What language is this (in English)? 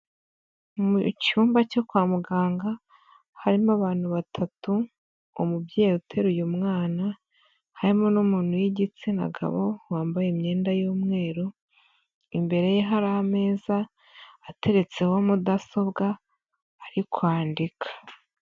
Kinyarwanda